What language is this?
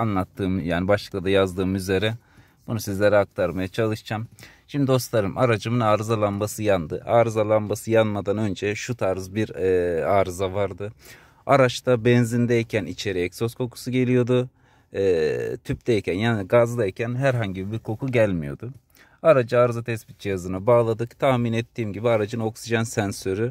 Turkish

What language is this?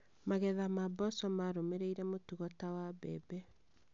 Kikuyu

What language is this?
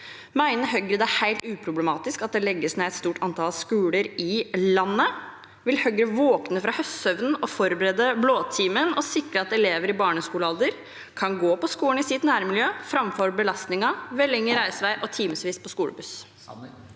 Norwegian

